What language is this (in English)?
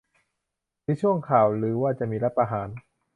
Thai